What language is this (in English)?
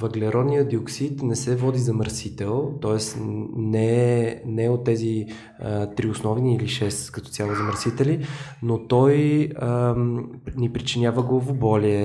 Bulgarian